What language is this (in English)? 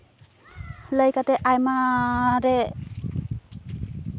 Santali